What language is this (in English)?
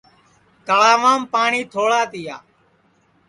Sansi